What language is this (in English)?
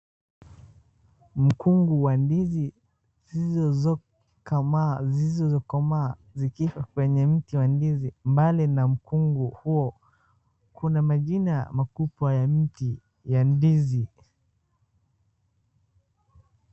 Swahili